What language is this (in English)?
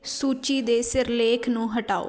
Punjabi